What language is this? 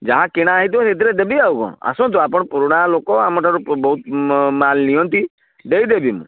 Odia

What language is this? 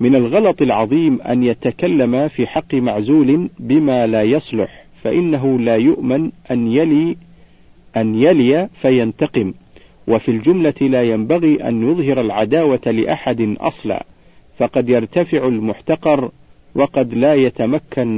Arabic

